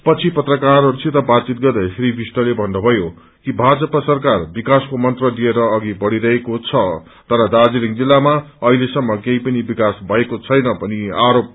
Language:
Nepali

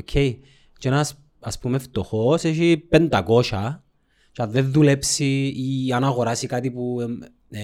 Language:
Greek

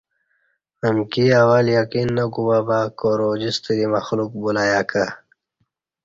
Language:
Kati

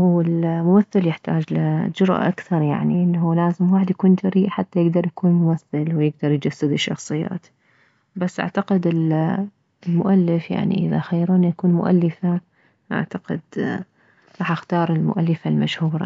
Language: Mesopotamian Arabic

